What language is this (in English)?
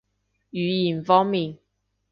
Cantonese